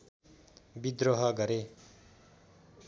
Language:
Nepali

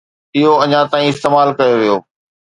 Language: Sindhi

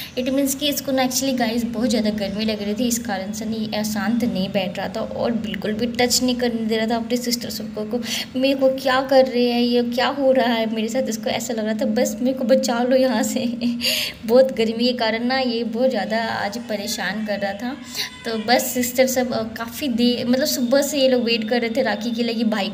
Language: Hindi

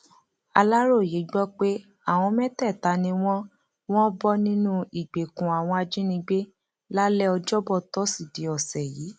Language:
Yoruba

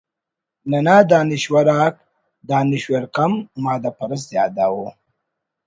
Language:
Brahui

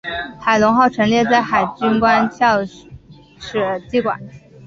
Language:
Chinese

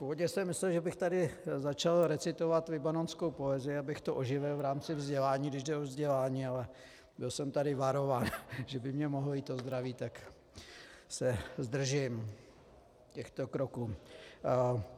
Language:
Czech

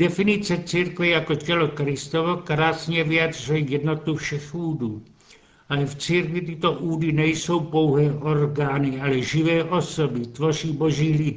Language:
Czech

